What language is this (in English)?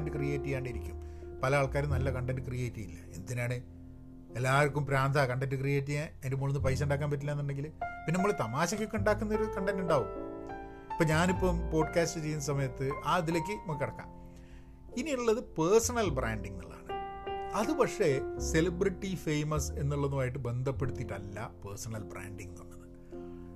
Malayalam